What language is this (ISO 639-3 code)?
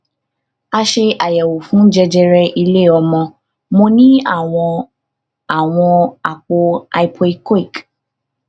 yor